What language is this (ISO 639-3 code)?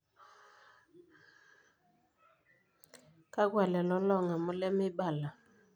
mas